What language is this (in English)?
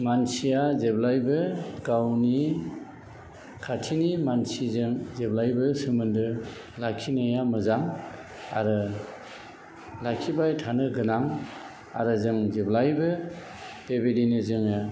Bodo